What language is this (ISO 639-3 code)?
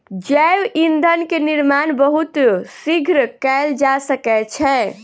mai